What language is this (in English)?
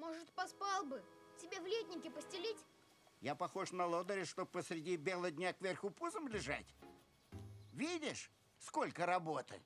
Russian